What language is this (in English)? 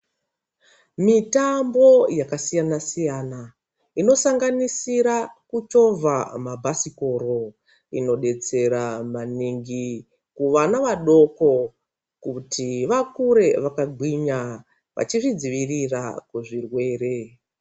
Ndau